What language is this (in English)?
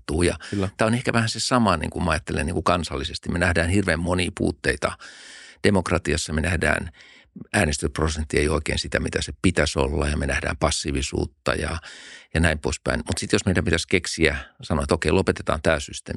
Finnish